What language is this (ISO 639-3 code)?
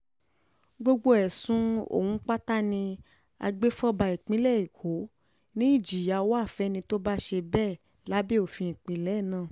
yor